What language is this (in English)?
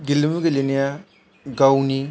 Bodo